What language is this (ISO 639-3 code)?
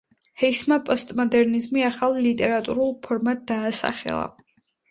kat